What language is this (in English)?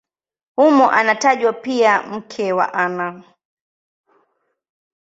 Swahili